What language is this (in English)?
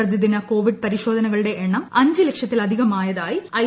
Malayalam